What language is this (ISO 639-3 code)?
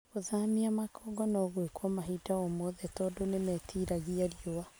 kik